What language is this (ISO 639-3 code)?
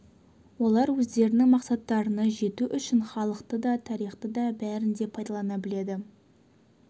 kaz